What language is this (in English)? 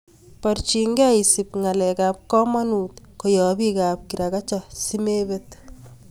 Kalenjin